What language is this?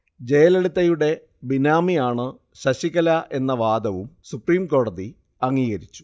Malayalam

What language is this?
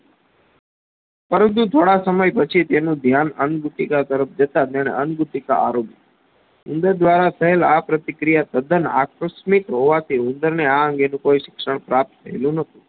Gujarati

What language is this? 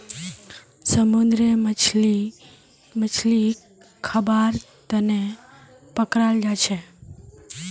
Magahi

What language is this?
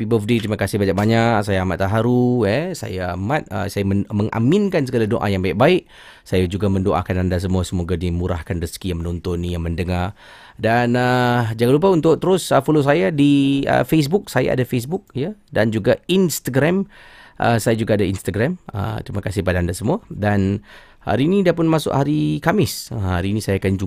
Malay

